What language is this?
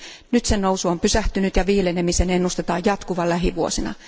Finnish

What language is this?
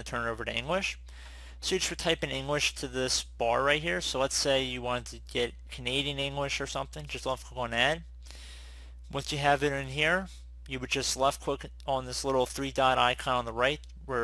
English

